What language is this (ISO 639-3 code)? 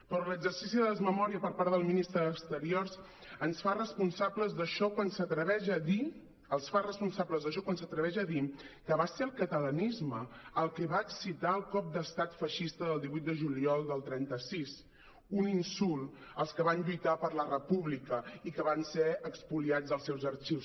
cat